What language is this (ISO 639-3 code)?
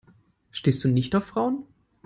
deu